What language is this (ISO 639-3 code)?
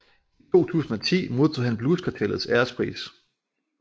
dan